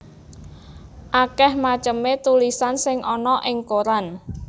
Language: Javanese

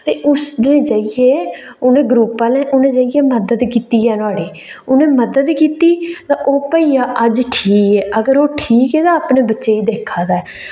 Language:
Dogri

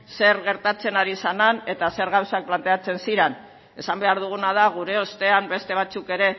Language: Basque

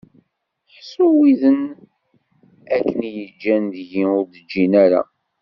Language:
Kabyle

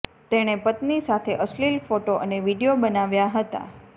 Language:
Gujarati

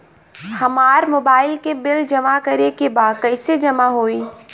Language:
Bhojpuri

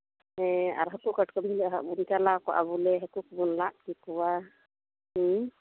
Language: Santali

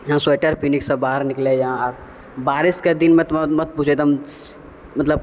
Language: Maithili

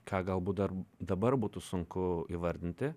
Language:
Lithuanian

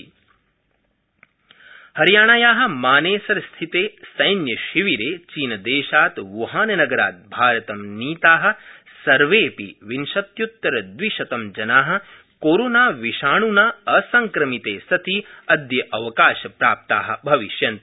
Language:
Sanskrit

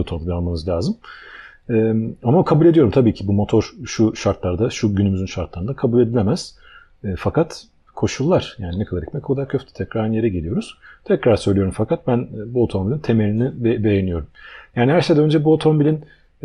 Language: Turkish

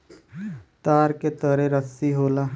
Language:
Bhojpuri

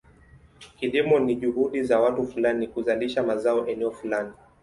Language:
Swahili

